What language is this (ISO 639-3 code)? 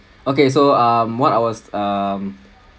eng